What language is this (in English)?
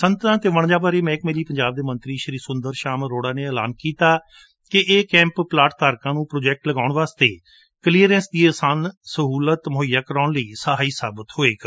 Punjabi